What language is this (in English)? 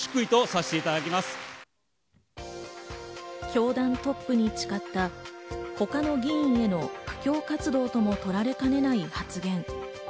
Japanese